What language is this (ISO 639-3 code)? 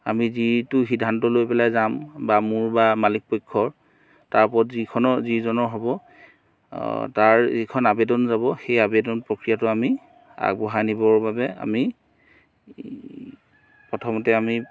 asm